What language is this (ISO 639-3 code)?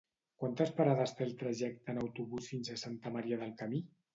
cat